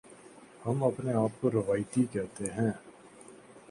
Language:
Urdu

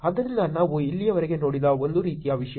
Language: Kannada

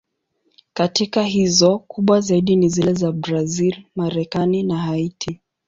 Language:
Swahili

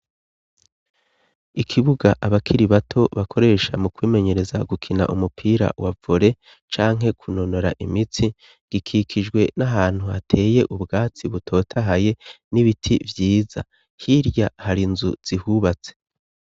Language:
Rundi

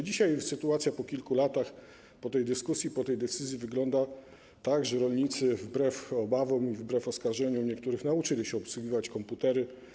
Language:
Polish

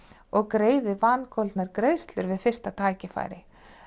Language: Icelandic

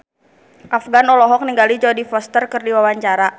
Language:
Sundanese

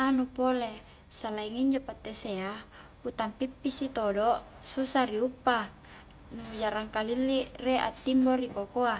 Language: Highland Konjo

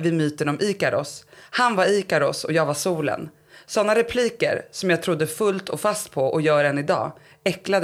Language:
Swedish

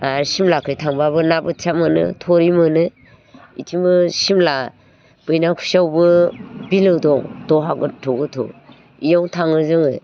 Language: Bodo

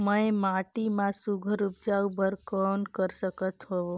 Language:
Chhattisgarhi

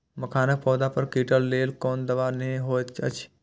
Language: Maithili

